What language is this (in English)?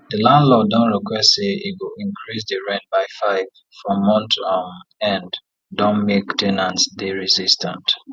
Nigerian Pidgin